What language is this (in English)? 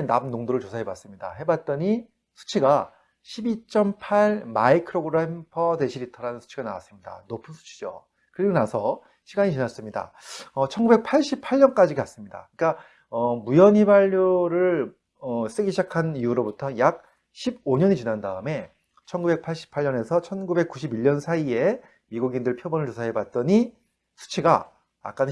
Korean